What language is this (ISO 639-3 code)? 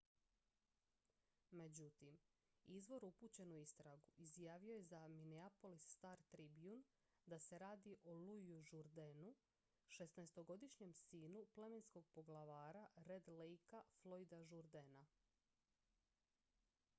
hrv